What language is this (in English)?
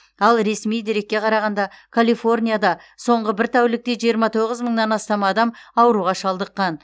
Kazakh